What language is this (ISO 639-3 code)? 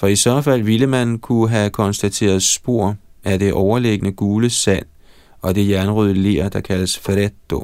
dan